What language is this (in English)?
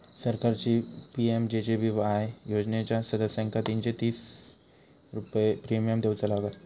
Marathi